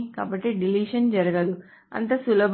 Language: Telugu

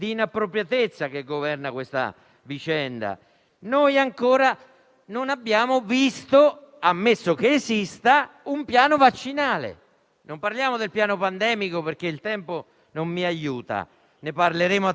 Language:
Italian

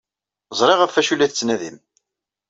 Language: Kabyle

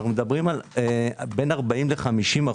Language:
Hebrew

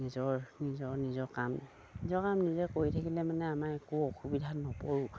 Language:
Assamese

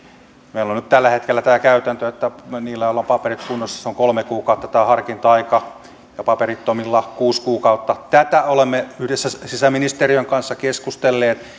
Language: Finnish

